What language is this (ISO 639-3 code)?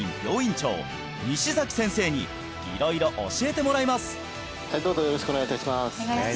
jpn